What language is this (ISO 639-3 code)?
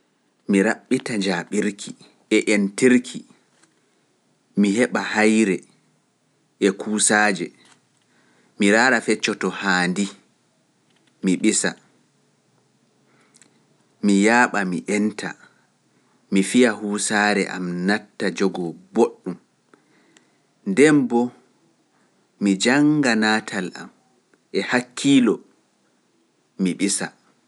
fuf